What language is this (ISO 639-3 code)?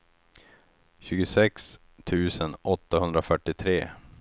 swe